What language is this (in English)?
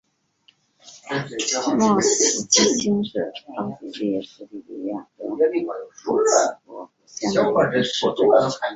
Chinese